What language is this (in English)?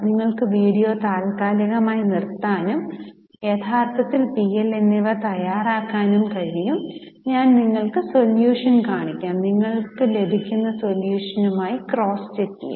Malayalam